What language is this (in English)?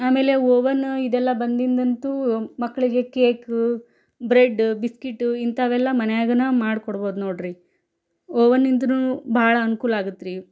Kannada